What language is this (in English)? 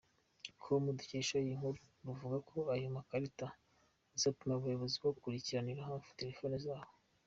Kinyarwanda